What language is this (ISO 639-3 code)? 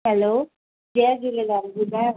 snd